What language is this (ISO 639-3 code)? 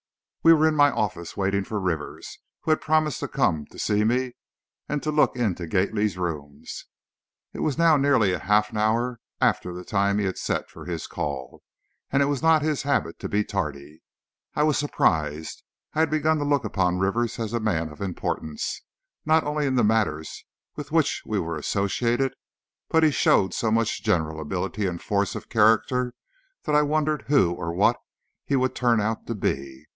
eng